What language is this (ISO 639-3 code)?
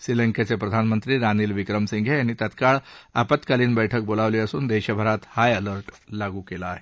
mar